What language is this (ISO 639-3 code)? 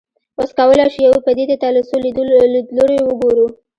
pus